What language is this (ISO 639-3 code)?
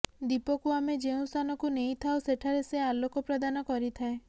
ori